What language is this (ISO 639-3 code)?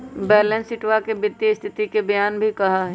mag